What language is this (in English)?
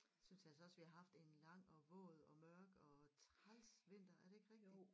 Danish